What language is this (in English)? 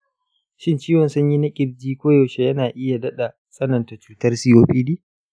Hausa